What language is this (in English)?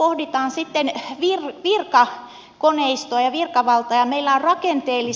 Finnish